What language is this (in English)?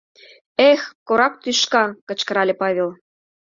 Mari